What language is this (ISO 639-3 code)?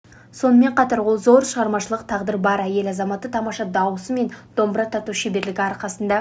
kaz